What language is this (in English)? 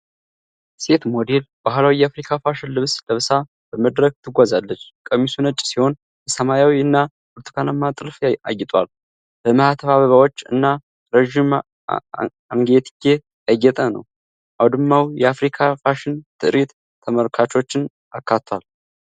Amharic